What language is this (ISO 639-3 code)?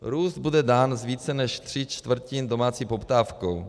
ces